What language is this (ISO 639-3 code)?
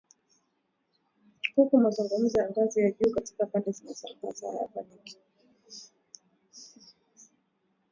swa